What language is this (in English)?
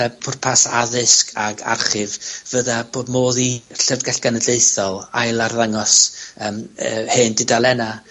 Welsh